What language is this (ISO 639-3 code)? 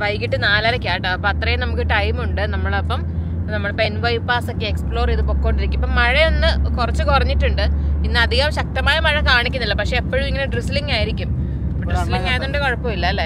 mal